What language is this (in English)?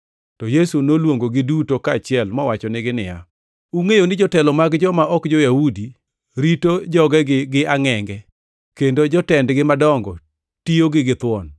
Luo (Kenya and Tanzania)